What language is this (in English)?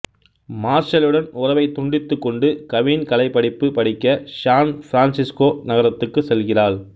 Tamil